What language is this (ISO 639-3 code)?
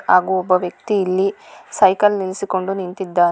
kan